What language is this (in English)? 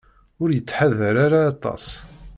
Kabyle